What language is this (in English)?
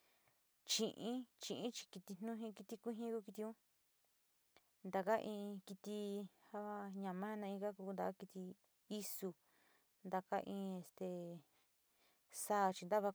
Sinicahua Mixtec